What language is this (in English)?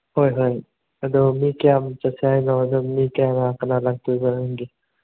Manipuri